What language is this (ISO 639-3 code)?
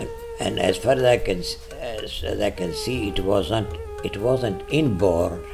urd